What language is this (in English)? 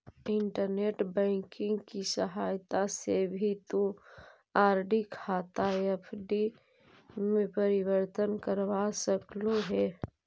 Magahi